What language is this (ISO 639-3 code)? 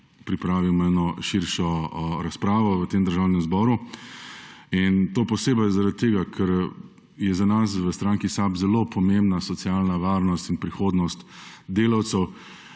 slv